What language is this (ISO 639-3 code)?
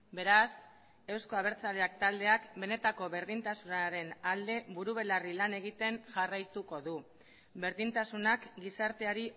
eus